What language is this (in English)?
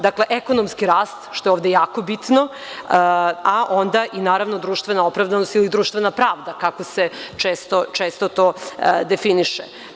Serbian